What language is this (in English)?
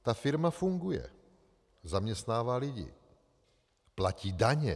Czech